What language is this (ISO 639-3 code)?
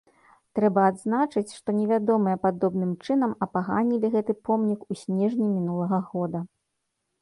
bel